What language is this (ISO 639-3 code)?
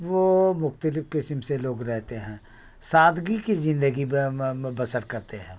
urd